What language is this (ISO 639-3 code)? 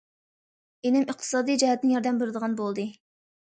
uig